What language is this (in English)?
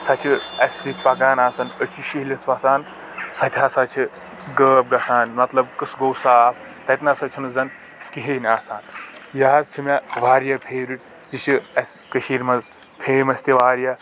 Kashmiri